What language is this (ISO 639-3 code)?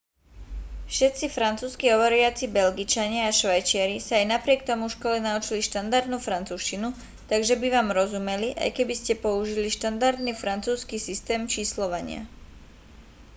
slk